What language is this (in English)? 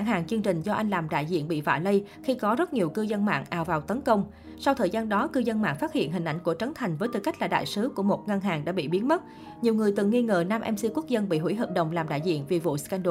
Vietnamese